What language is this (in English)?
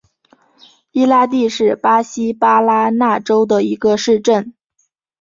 Chinese